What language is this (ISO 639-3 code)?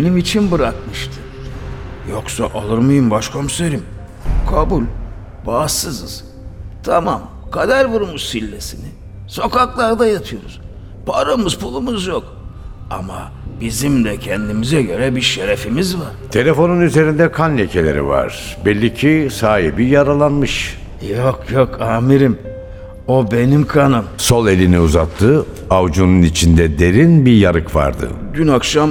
tur